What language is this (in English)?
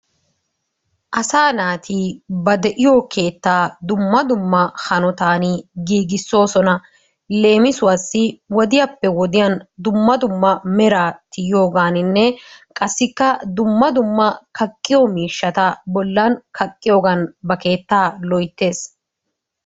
Wolaytta